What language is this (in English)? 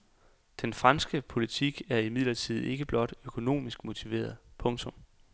Danish